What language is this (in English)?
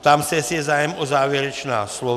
Czech